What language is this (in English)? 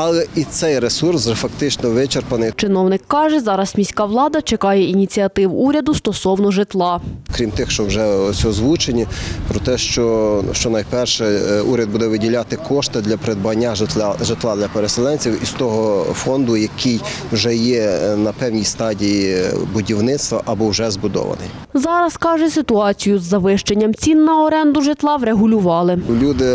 Ukrainian